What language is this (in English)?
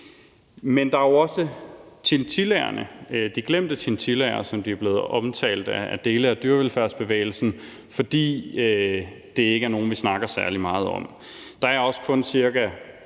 Danish